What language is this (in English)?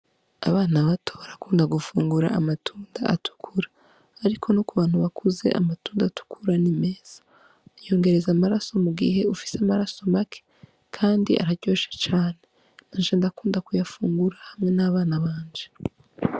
Rundi